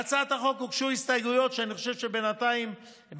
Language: Hebrew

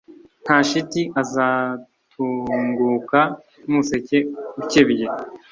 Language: Kinyarwanda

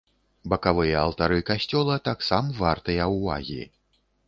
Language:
Belarusian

